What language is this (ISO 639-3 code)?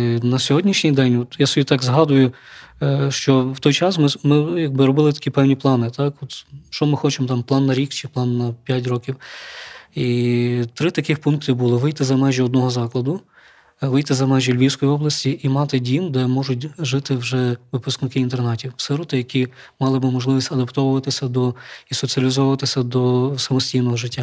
ukr